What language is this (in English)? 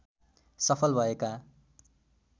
Nepali